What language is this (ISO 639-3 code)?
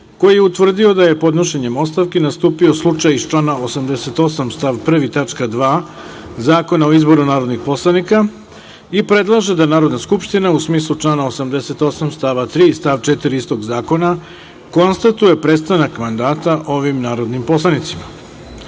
srp